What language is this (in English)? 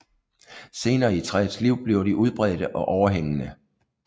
Danish